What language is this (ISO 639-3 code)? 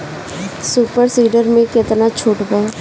bho